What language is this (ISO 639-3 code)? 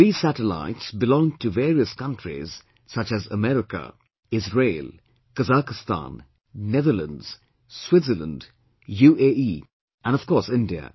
eng